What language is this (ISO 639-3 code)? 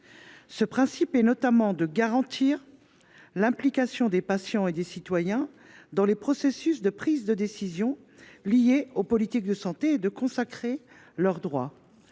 fra